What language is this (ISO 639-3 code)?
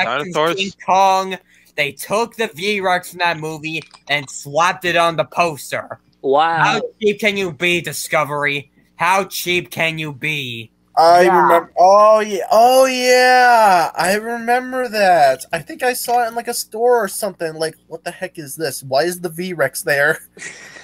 eng